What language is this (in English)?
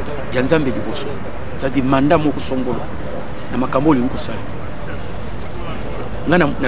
French